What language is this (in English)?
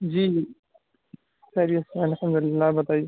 Urdu